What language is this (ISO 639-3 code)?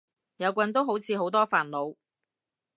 yue